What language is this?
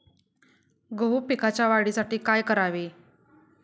Marathi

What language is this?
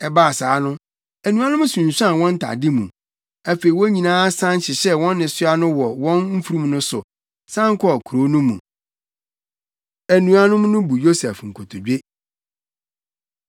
Akan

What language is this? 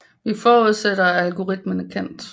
Danish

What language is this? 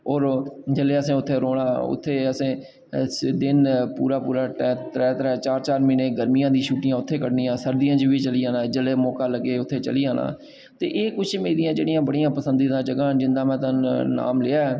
Dogri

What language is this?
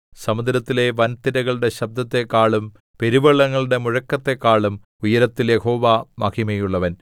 Malayalam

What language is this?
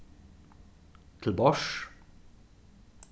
Faroese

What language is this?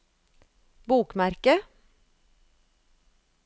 Norwegian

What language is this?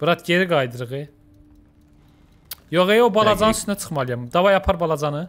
Turkish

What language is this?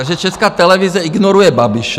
Czech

